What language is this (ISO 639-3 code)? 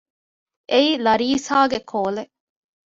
div